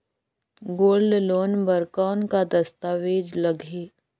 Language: Chhattisgarhi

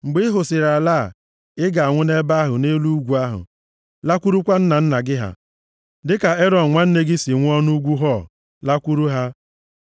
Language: Igbo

